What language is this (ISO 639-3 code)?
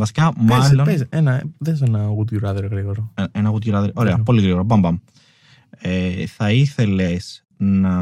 ell